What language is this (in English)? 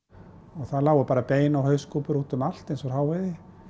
Icelandic